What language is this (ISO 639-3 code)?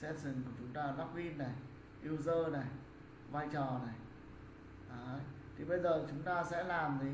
vie